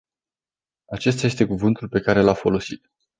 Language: Romanian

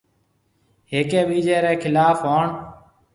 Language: Marwari (Pakistan)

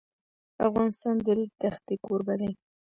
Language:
Pashto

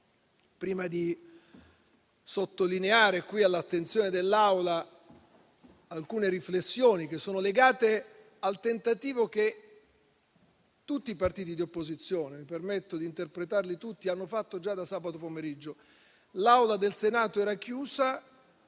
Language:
Italian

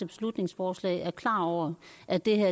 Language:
Danish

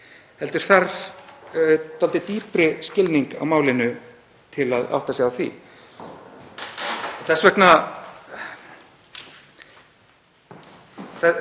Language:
Icelandic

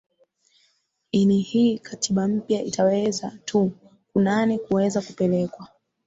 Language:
Swahili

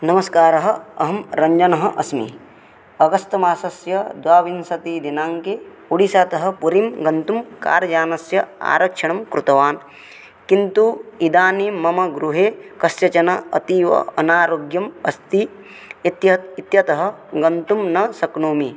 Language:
Sanskrit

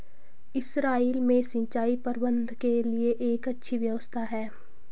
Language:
Hindi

